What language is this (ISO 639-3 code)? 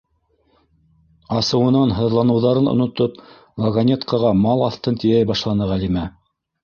bak